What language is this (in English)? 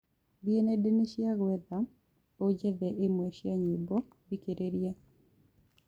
Kikuyu